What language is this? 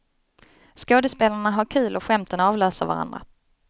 Swedish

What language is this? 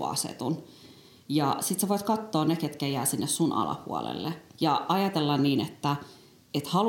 Finnish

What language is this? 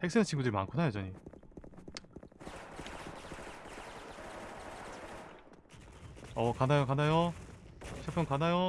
Korean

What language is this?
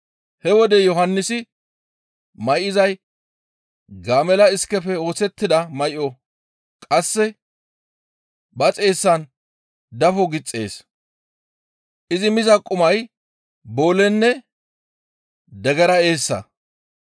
Gamo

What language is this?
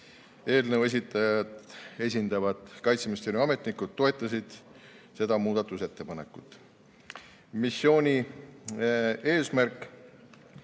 Estonian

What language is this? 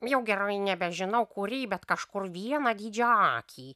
Lithuanian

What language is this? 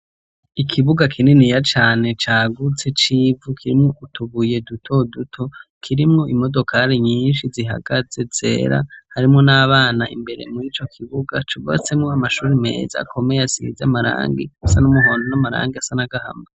Rundi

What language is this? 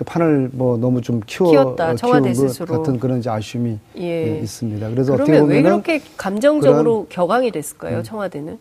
Korean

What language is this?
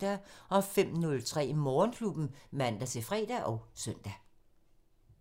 Danish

